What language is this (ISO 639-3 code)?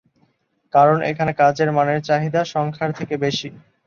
ben